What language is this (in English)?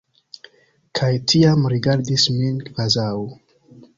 Esperanto